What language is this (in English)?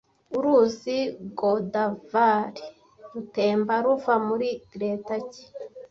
Kinyarwanda